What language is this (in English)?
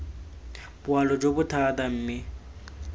Tswana